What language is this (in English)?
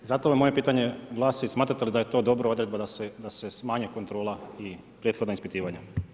Croatian